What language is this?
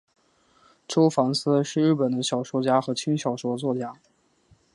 Chinese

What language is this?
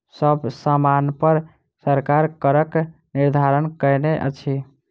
Maithili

